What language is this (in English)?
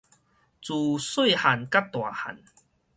Min Nan Chinese